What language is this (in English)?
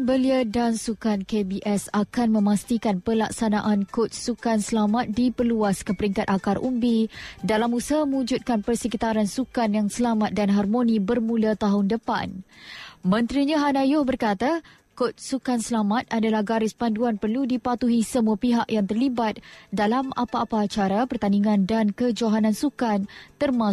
Malay